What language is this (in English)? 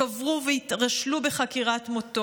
Hebrew